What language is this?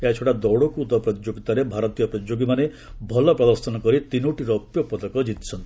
Odia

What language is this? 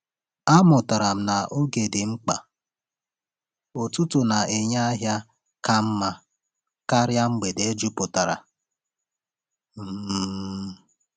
Igbo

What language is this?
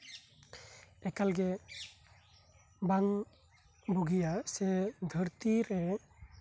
Santali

